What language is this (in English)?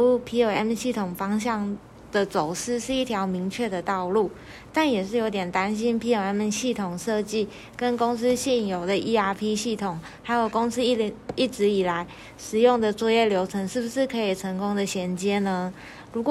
Chinese